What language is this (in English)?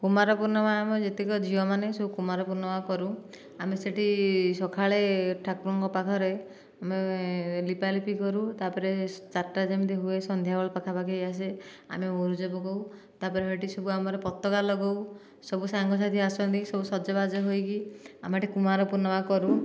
Odia